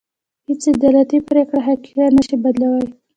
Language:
Pashto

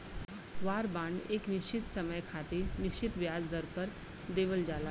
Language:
Bhojpuri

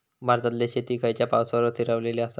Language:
Marathi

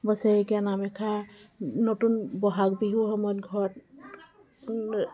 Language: Assamese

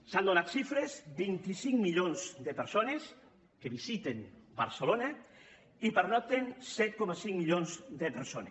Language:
Catalan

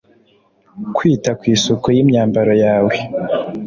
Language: Kinyarwanda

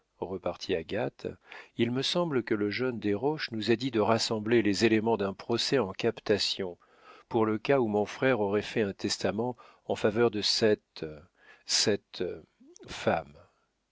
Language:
French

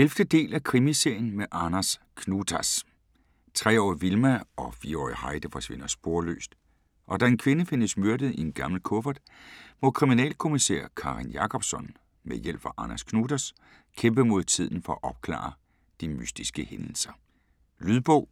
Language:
Danish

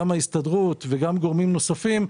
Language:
Hebrew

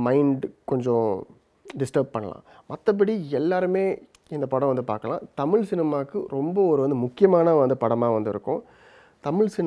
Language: Tamil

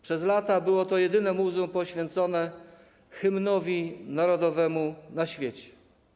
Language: Polish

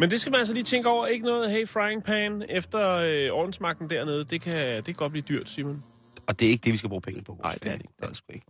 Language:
Danish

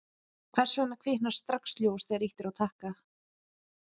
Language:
Icelandic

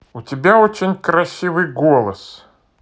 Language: Russian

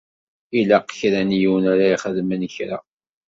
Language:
Kabyle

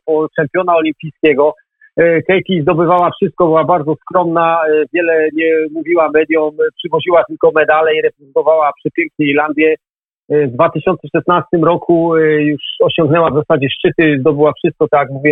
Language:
Polish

